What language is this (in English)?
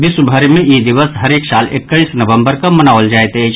Maithili